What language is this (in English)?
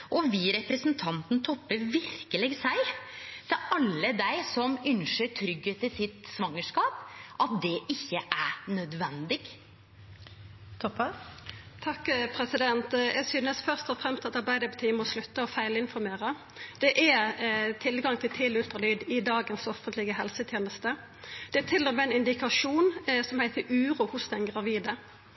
Norwegian Nynorsk